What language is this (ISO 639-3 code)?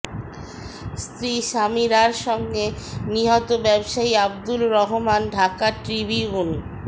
ben